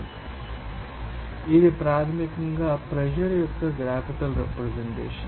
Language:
Telugu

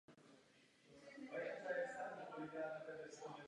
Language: Czech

